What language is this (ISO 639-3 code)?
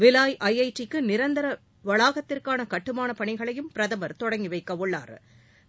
tam